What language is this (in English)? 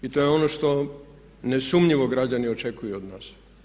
Croatian